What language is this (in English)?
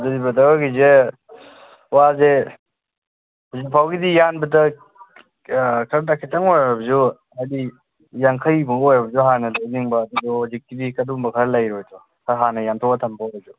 Manipuri